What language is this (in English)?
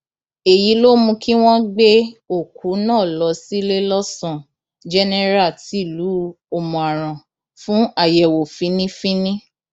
Yoruba